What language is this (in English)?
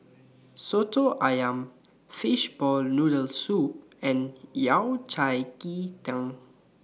English